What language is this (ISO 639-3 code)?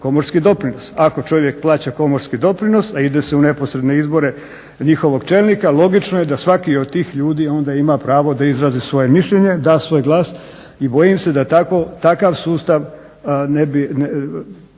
hrv